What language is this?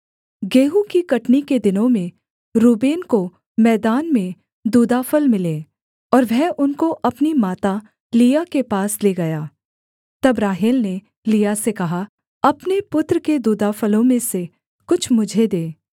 Hindi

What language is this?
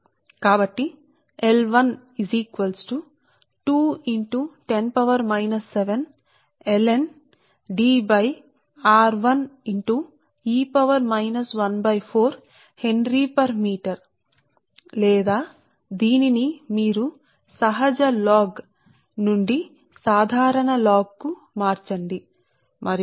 Telugu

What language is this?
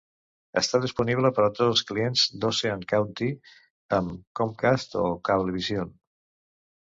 Catalan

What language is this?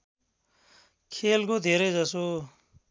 Nepali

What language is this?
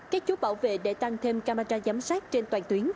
Vietnamese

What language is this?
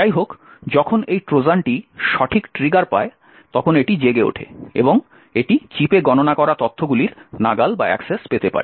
Bangla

